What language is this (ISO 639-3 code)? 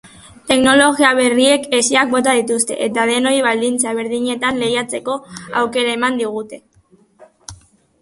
eus